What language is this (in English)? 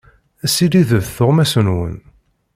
Kabyle